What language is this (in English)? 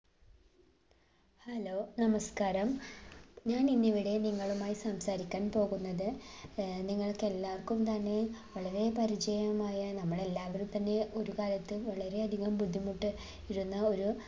Malayalam